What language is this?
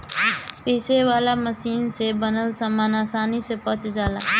Bhojpuri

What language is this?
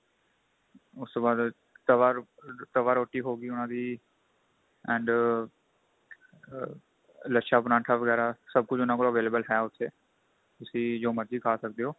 Punjabi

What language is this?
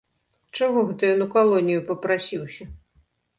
Belarusian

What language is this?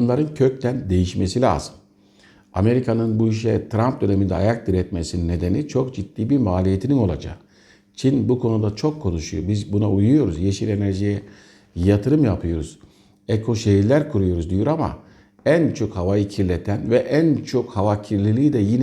Turkish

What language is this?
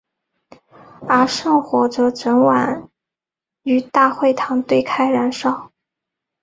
Chinese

